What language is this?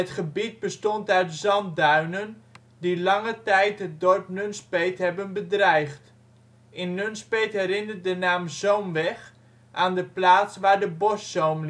Dutch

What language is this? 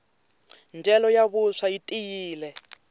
Tsonga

